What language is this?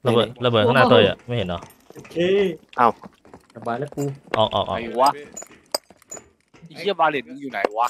Thai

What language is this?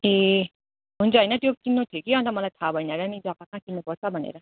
Nepali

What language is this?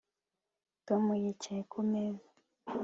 Kinyarwanda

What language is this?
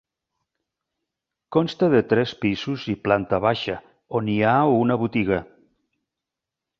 Catalan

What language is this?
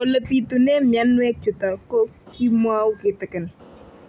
Kalenjin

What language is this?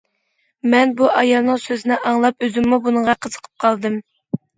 Uyghur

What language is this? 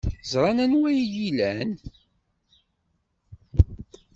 Kabyle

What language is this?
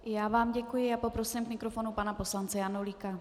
Czech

